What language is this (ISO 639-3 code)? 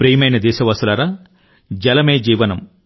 tel